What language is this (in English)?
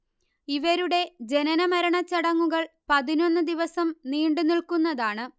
Malayalam